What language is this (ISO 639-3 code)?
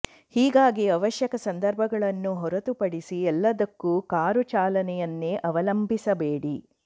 kan